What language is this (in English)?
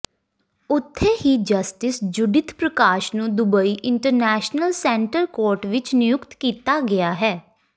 Punjabi